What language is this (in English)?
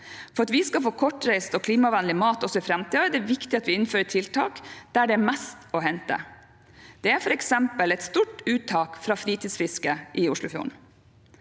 Norwegian